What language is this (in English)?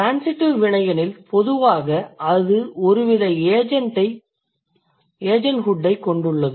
Tamil